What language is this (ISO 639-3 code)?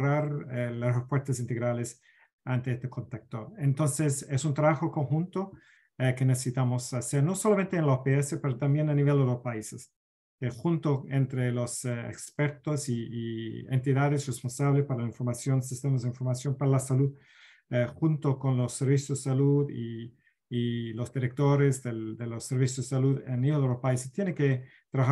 spa